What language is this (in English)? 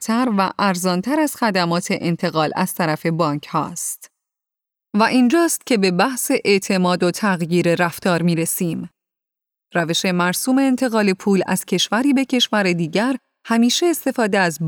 Persian